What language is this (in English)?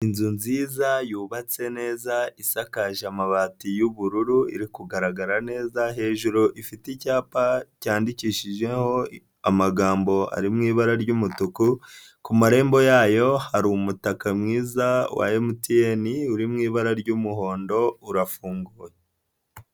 Kinyarwanda